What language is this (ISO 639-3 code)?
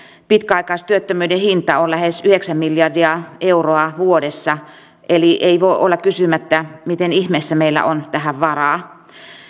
fin